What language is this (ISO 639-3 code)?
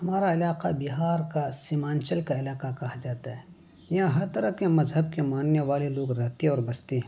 urd